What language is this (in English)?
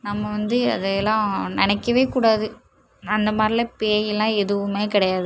Tamil